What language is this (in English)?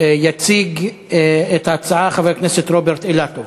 Hebrew